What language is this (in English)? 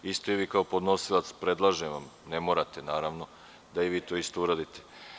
Serbian